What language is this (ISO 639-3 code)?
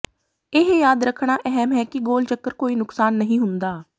pan